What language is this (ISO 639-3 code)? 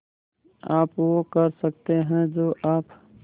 hin